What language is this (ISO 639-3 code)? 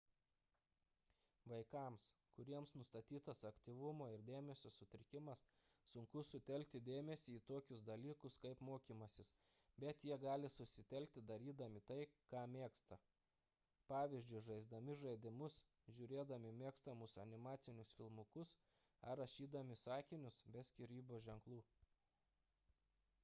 lit